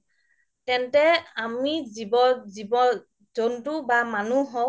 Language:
Assamese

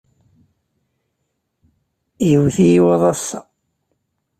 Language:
Kabyle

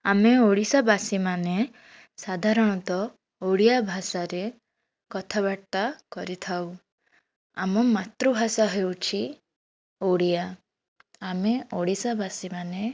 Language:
Odia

